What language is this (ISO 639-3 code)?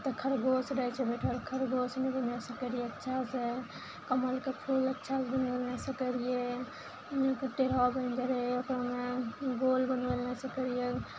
mai